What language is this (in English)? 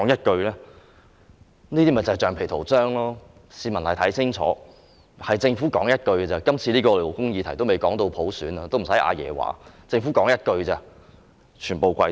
Cantonese